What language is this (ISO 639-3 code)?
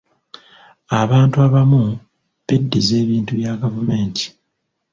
lug